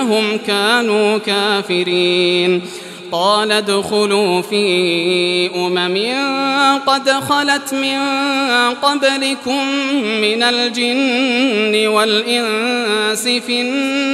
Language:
Arabic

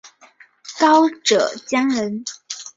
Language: Chinese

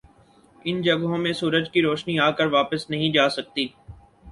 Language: Urdu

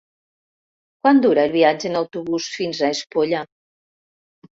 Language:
Catalan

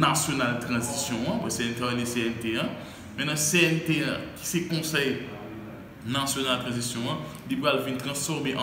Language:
French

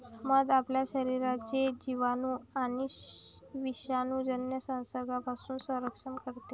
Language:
Marathi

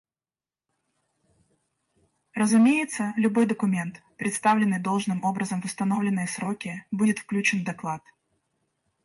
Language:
Russian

